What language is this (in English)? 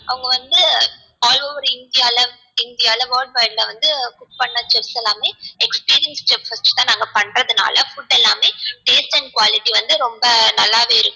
Tamil